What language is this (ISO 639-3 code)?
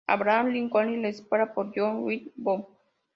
spa